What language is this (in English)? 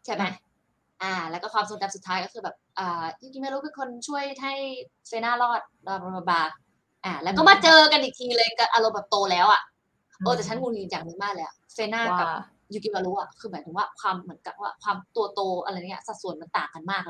Thai